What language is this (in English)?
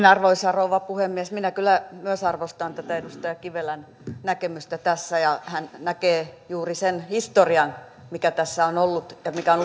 Finnish